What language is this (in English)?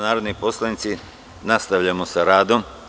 Serbian